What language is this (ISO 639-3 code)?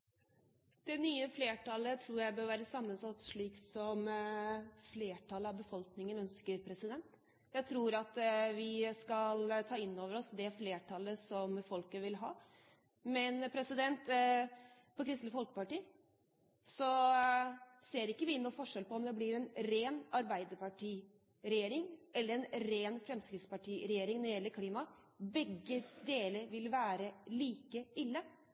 nor